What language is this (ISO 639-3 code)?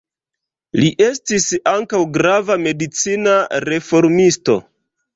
epo